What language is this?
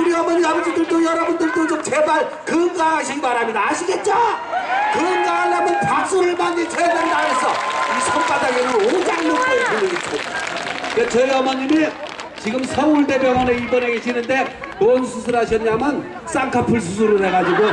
Korean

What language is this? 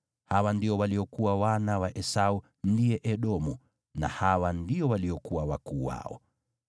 Swahili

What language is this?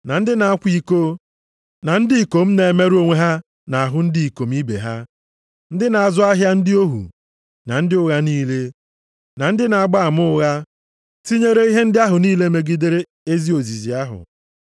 Igbo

